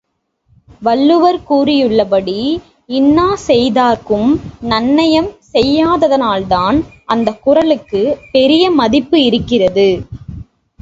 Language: Tamil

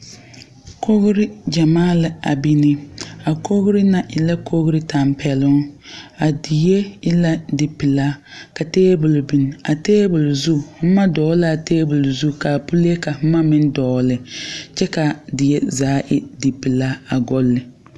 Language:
Southern Dagaare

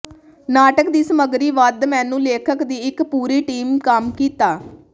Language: Punjabi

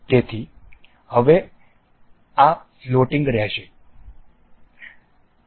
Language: Gujarati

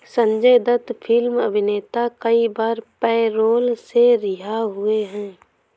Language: Hindi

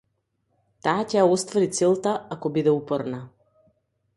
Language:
Macedonian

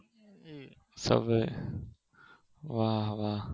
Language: Gujarati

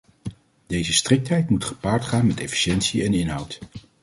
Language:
Dutch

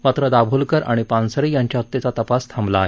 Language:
Marathi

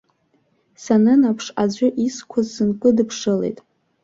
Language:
Abkhazian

